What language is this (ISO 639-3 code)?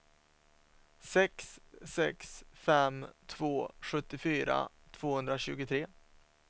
swe